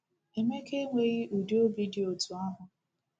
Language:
Igbo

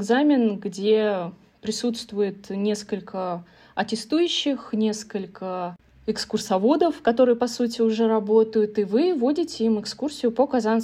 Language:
Russian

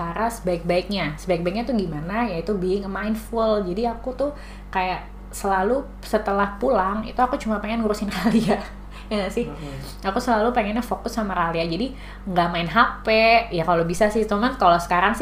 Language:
Indonesian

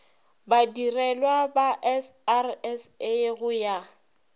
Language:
Northern Sotho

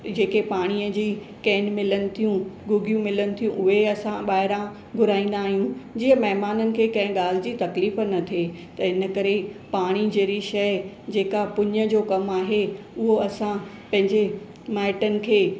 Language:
Sindhi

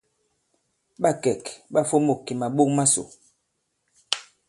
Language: Bankon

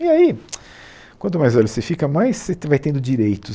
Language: Portuguese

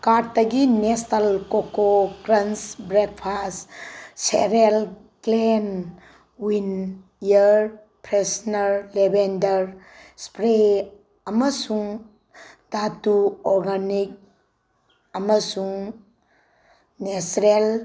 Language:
Manipuri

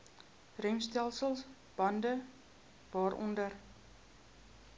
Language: Afrikaans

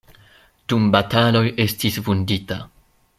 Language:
Esperanto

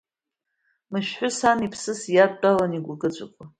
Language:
Abkhazian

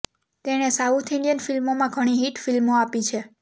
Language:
Gujarati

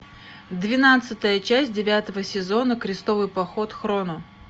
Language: Russian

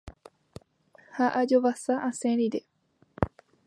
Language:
Guarani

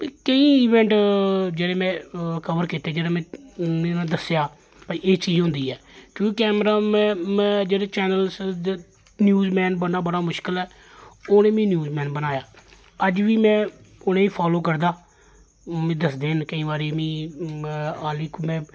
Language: Dogri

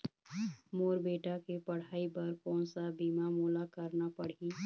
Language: Chhattisgarhi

